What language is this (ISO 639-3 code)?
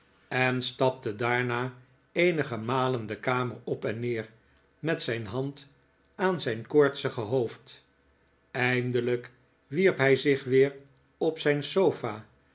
nld